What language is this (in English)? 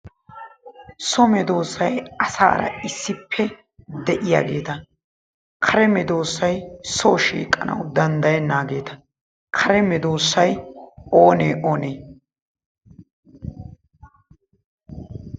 Wolaytta